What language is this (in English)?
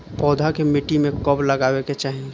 Bhojpuri